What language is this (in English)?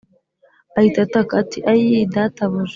Kinyarwanda